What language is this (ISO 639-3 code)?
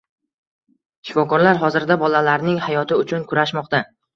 uzb